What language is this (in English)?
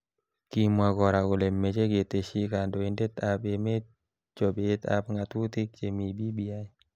Kalenjin